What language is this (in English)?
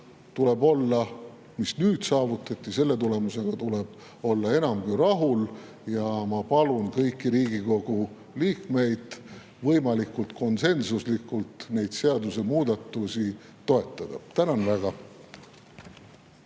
Estonian